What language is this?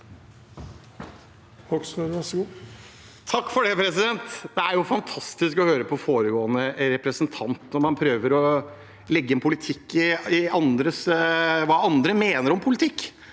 Norwegian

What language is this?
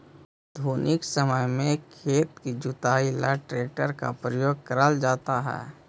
Magahi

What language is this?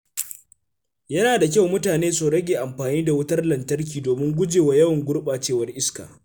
Hausa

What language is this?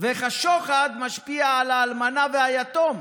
Hebrew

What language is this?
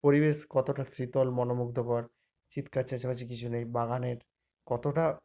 Bangla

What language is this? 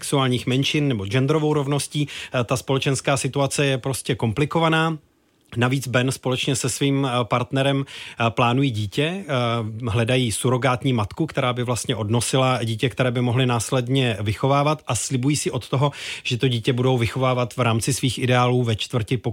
Czech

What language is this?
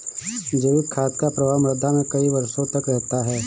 Hindi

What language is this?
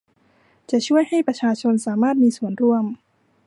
Thai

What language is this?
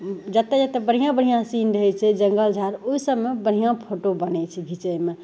Maithili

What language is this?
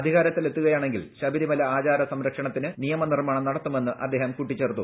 Malayalam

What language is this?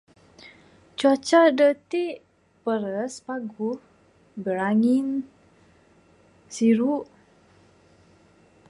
Bukar-Sadung Bidayuh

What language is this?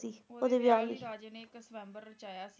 Punjabi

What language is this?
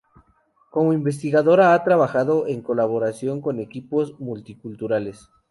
Spanish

